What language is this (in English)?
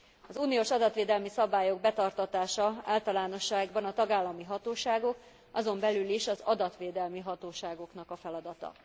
Hungarian